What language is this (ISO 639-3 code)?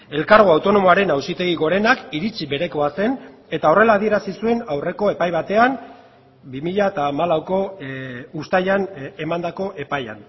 eus